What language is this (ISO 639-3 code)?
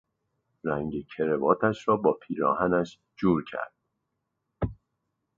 fas